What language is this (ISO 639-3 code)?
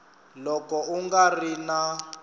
tso